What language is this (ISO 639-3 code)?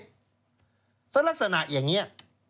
tha